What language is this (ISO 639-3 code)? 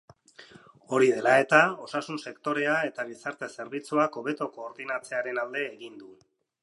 eus